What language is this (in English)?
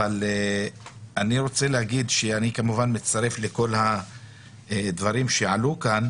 Hebrew